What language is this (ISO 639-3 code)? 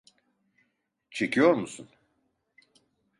tur